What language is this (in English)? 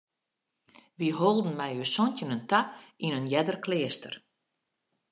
Western Frisian